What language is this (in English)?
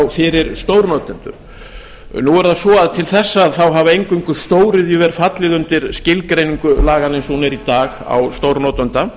Icelandic